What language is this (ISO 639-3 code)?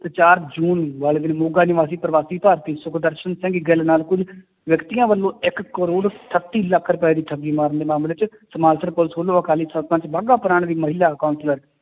pan